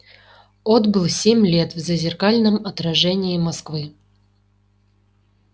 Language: Russian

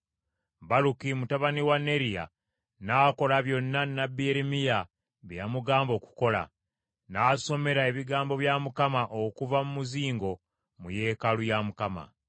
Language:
Ganda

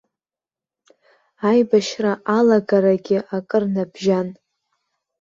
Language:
Abkhazian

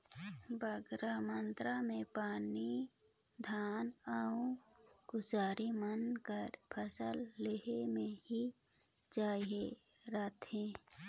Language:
Chhattisgarhi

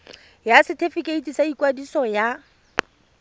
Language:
Tswana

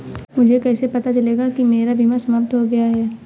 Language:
Hindi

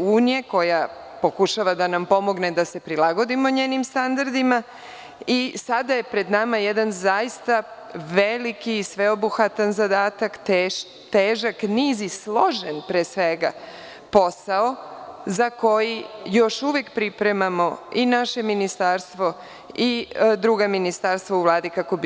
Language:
Serbian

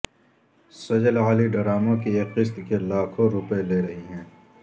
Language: Urdu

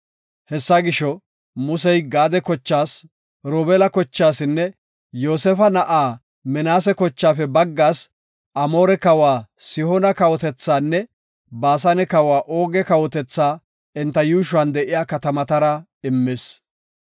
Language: Gofa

